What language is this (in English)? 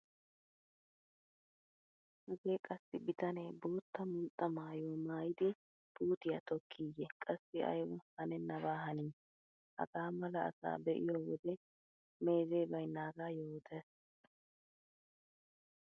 Wolaytta